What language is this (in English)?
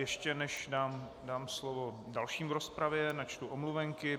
Czech